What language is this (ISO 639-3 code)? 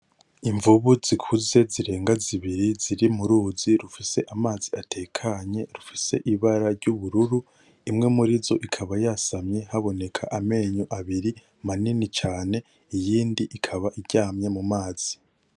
run